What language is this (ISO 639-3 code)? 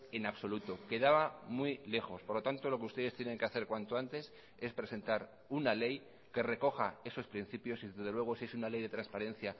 spa